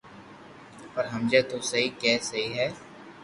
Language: Loarki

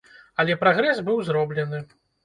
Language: Belarusian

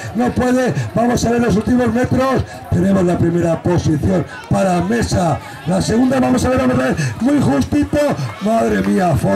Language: Spanish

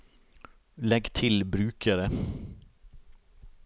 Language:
Norwegian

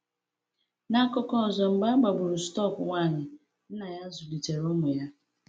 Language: Igbo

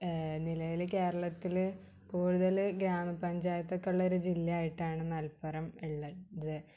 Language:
Malayalam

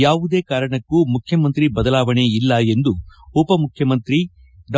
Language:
Kannada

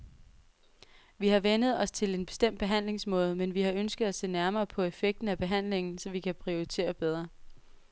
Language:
Danish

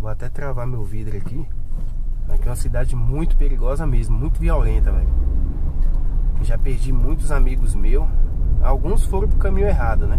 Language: Portuguese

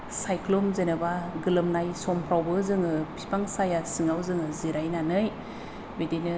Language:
Bodo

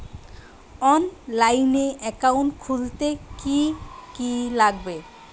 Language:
Bangla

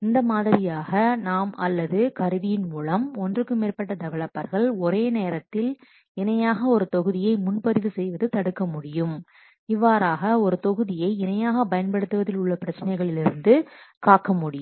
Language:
Tamil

